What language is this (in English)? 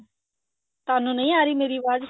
Punjabi